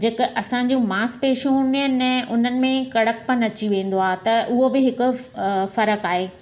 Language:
Sindhi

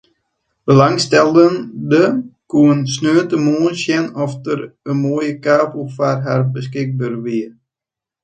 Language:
Western Frisian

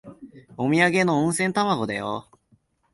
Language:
Japanese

